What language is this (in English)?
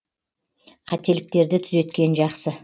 Kazakh